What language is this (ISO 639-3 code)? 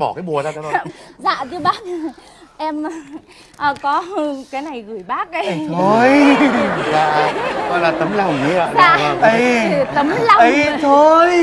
vie